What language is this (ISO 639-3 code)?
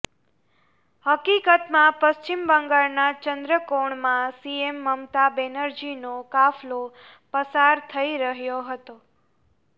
guj